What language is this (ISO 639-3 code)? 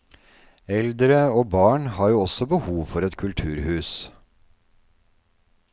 nor